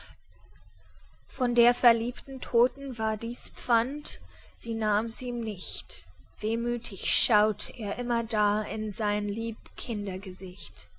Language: German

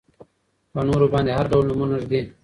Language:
Pashto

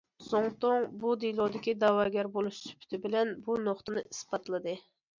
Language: Uyghur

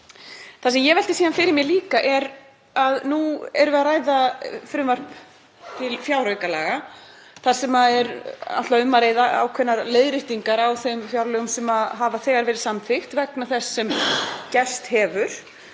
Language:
Icelandic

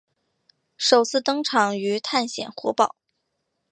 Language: Chinese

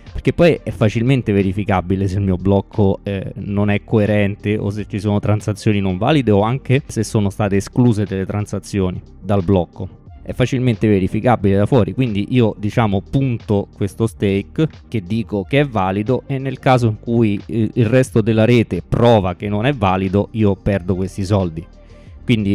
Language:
Italian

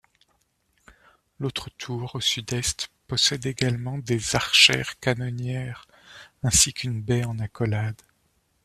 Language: French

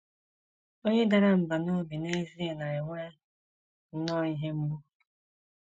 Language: Igbo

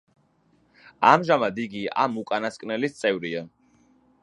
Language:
Georgian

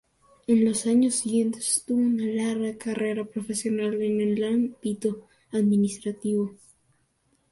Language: Spanish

